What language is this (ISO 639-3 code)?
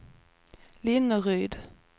swe